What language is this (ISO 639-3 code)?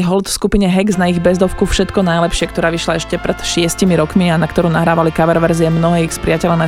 slk